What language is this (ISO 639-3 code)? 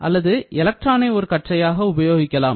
tam